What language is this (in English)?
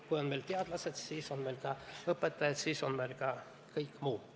Estonian